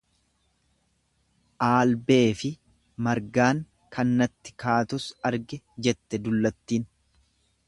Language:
Oromo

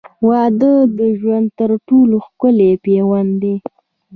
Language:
Pashto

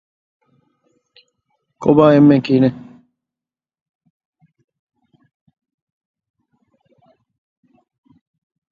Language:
Divehi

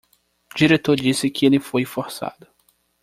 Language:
Portuguese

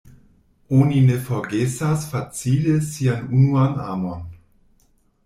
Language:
Esperanto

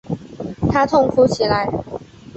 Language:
Chinese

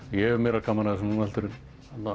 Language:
Icelandic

